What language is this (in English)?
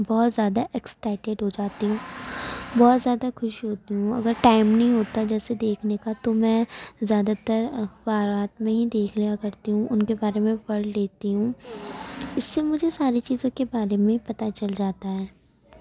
Urdu